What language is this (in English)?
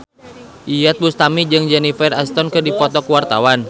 Sundanese